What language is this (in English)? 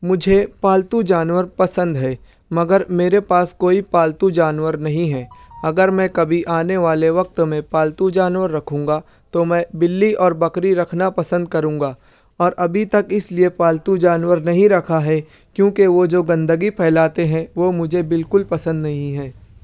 Urdu